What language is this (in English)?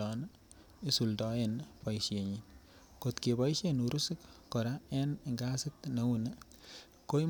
Kalenjin